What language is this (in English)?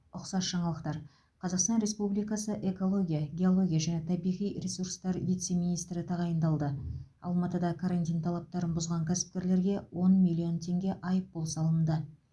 Kazakh